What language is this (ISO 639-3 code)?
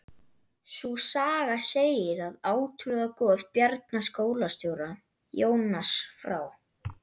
isl